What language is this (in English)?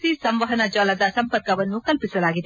Kannada